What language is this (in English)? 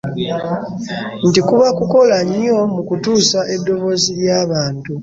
Ganda